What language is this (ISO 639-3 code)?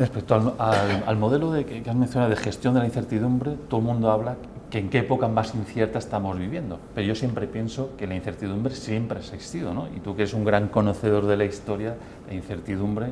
spa